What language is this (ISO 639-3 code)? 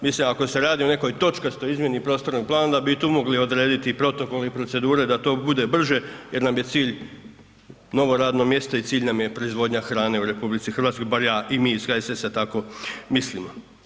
hrv